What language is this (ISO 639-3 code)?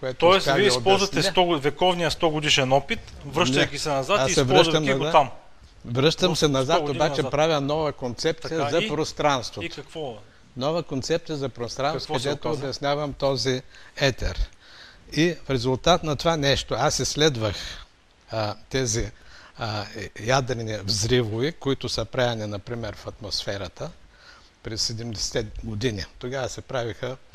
bul